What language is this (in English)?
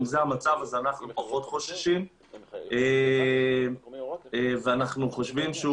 Hebrew